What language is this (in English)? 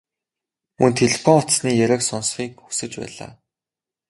Mongolian